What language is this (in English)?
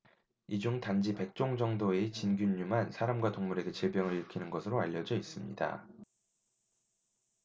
Korean